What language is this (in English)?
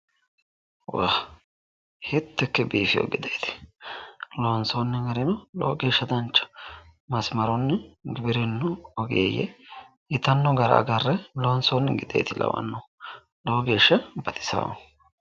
Sidamo